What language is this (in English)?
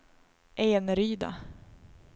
Swedish